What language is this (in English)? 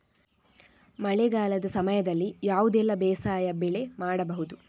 Kannada